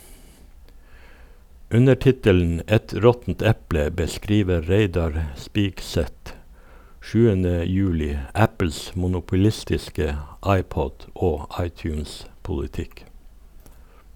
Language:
Norwegian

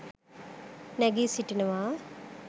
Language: Sinhala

